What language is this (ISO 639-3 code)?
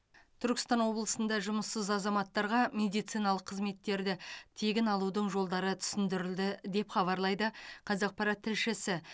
kaz